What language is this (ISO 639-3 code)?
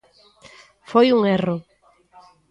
glg